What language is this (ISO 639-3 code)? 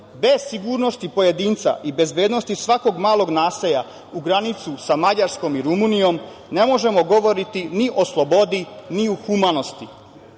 srp